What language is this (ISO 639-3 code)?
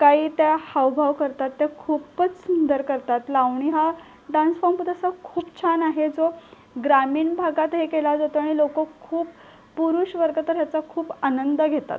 mar